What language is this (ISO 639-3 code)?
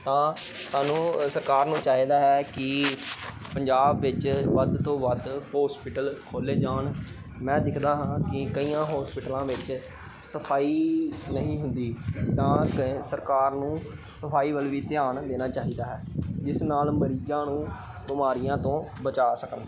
pan